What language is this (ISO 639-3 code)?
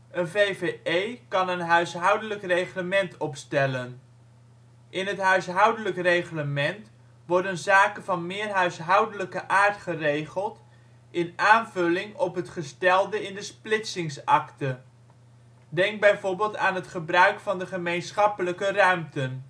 nld